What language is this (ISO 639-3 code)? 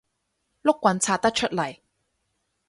yue